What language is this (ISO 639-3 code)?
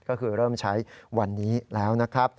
tha